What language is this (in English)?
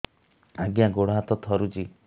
Odia